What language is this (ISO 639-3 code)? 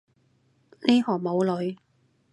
yue